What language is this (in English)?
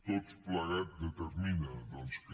Catalan